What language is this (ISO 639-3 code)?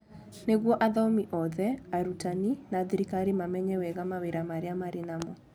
kik